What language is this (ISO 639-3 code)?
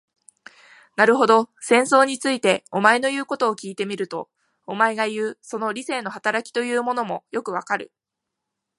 jpn